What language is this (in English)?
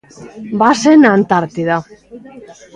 Galician